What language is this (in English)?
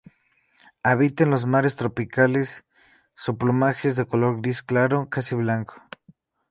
Spanish